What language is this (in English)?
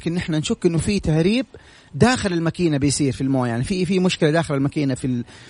Arabic